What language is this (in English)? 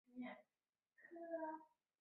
Chinese